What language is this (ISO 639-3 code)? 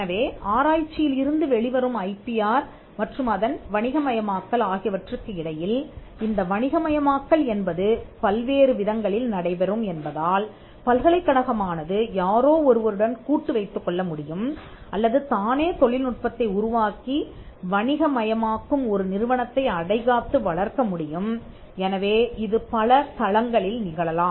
tam